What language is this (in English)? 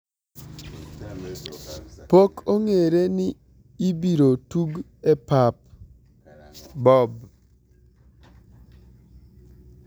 Luo (Kenya and Tanzania)